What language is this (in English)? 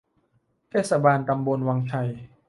Thai